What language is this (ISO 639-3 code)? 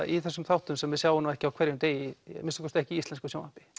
isl